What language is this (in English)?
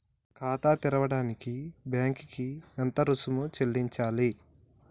Telugu